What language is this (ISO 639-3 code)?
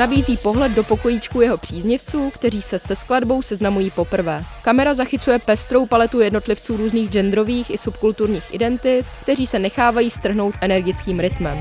ces